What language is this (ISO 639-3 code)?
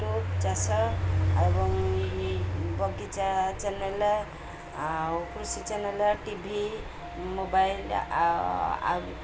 ori